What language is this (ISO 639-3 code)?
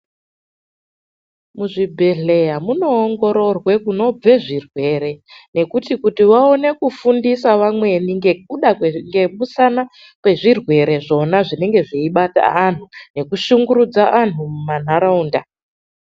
ndc